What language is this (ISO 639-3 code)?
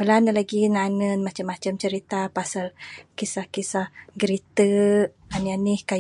sdo